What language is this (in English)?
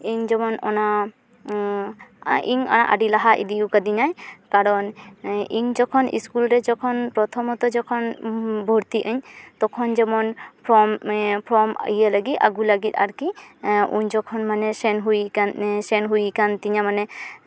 Santali